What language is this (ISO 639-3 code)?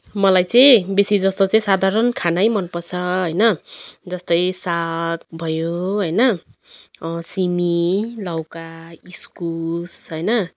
nep